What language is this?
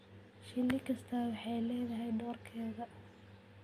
Somali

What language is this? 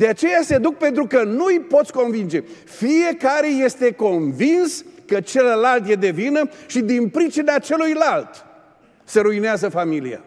Romanian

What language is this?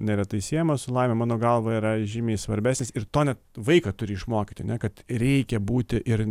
Lithuanian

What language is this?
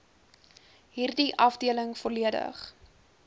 Afrikaans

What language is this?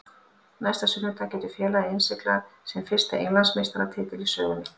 Icelandic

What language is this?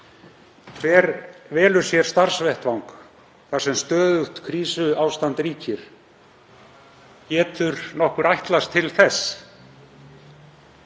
Icelandic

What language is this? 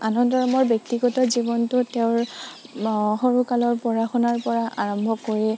Assamese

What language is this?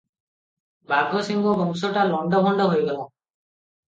Odia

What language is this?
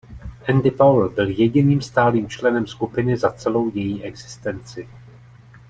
Czech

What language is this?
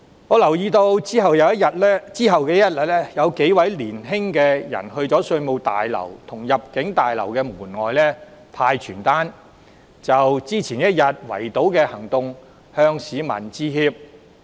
Cantonese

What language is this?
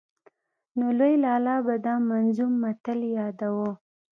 Pashto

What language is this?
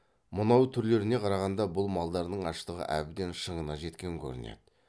Kazakh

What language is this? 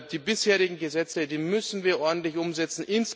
German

